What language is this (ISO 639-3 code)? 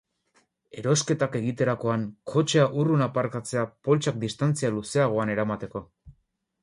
eus